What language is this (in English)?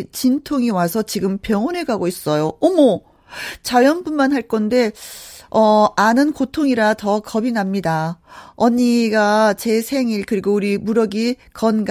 Korean